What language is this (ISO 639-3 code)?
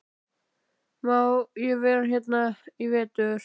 isl